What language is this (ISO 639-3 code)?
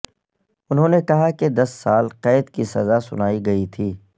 urd